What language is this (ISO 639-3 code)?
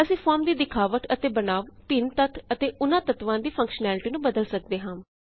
pan